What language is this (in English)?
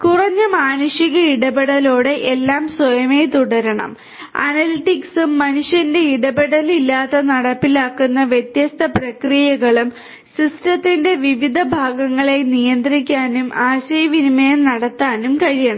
Malayalam